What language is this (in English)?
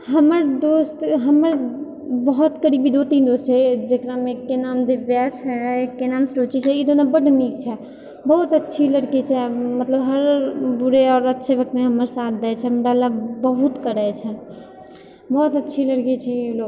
Maithili